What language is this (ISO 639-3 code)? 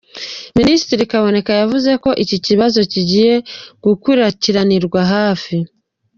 kin